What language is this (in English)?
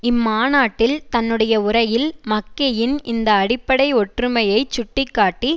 Tamil